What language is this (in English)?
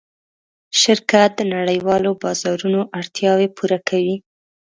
Pashto